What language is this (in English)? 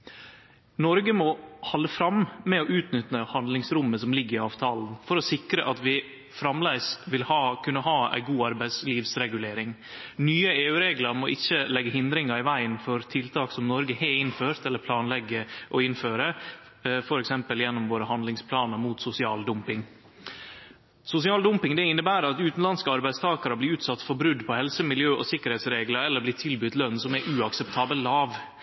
Norwegian Nynorsk